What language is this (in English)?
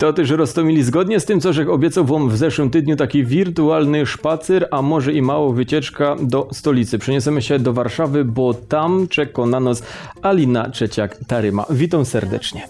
Polish